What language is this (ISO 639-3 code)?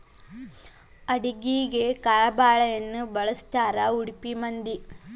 kan